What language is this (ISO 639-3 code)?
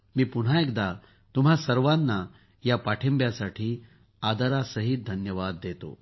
mar